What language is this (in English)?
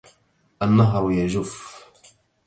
Arabic